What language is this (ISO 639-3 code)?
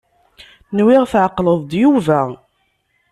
kab